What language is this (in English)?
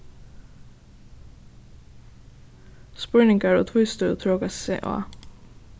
Faroese